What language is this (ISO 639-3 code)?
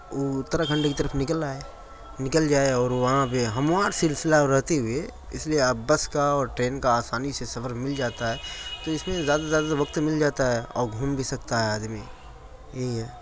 urd